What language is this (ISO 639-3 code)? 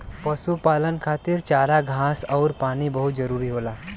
bho